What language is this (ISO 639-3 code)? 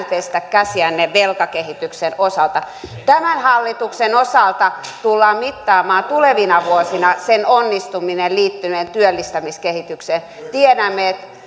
fin